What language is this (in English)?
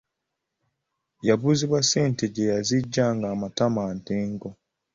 Ganda